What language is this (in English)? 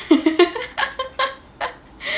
English